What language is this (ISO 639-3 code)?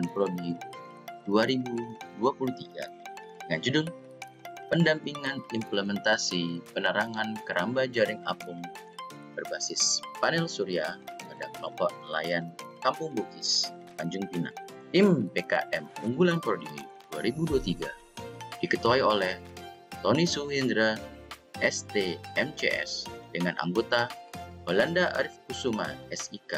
ind